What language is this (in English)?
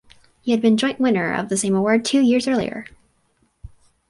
English